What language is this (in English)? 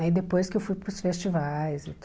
Portuguese